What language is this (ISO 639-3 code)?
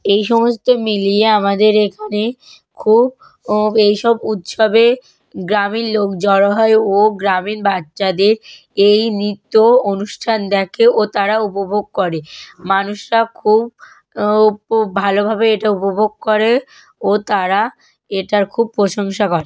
ben